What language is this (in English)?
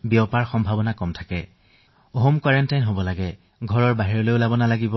Assamese